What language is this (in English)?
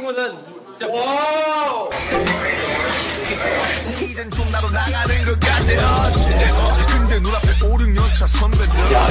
Korean